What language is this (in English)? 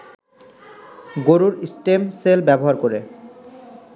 Bangla